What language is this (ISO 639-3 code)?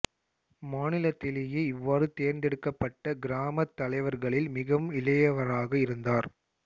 tam